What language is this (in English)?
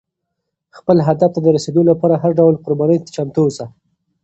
Pashto